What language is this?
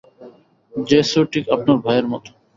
Bangla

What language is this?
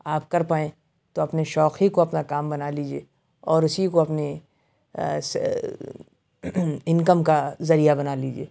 Urdu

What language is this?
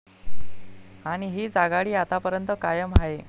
Marathi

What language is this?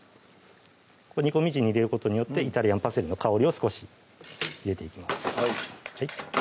Japanese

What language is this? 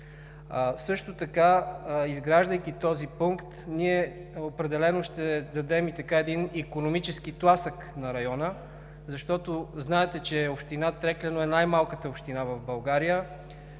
Bulgarian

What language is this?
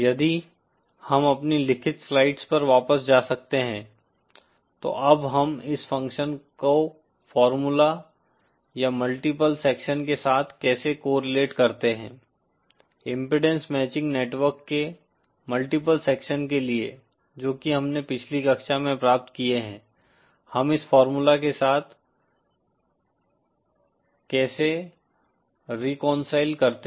Hindi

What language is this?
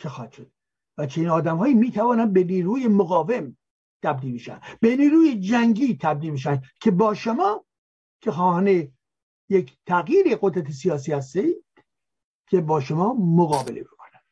Persian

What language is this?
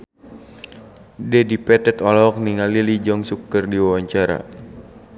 Sundanese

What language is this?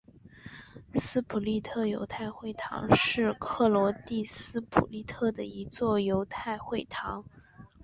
Chinese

